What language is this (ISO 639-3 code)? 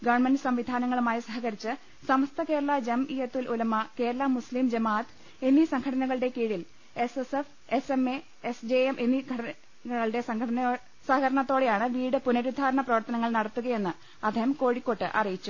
mal